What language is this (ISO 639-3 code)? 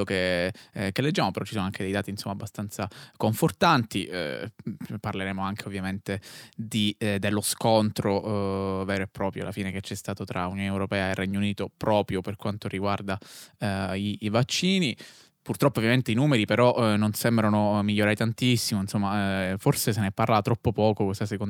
ita